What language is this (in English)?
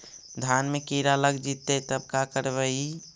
Magahi